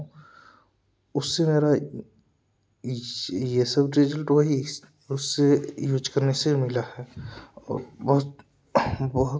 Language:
Hindi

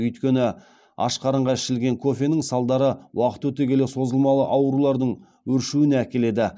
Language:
Kazakh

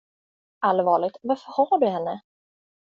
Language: Swedish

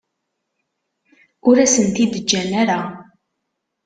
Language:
Kabyle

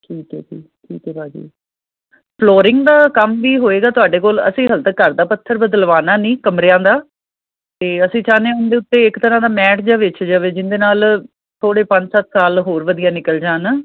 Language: Punjabi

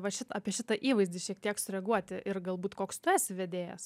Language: Lithuanian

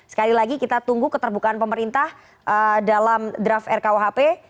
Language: Indonesian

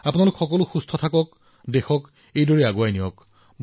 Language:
Assamese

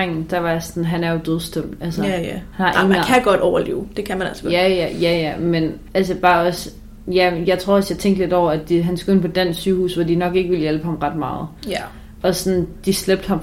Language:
Danish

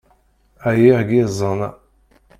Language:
Kabyle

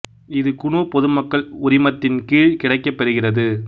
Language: Tamil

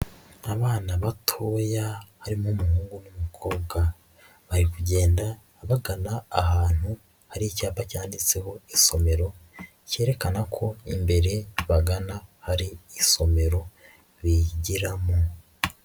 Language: Kinyarwanda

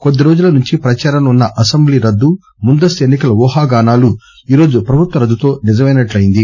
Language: Telugu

